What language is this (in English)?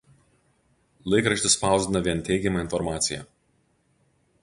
Lithuanian